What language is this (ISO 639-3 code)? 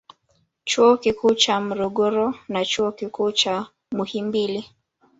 swa